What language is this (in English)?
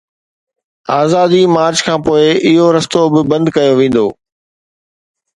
Sindhi